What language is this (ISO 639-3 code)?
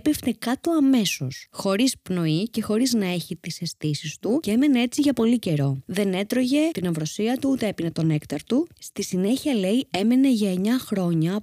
ell